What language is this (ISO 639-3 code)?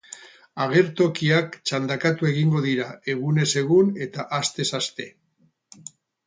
eus